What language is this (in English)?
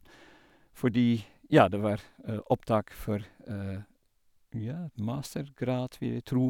Norwegian